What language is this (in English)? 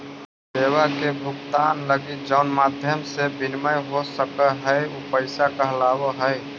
Magahi